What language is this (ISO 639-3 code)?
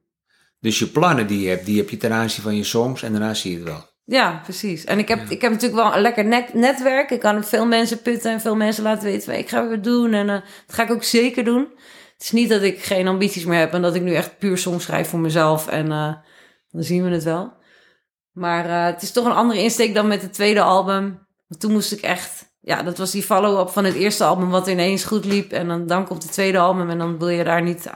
nld